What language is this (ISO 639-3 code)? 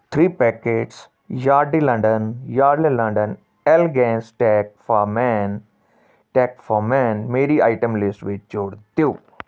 pan